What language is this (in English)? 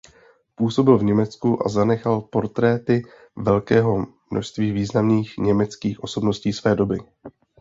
Czech